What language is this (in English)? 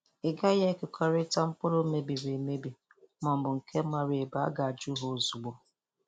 Igbo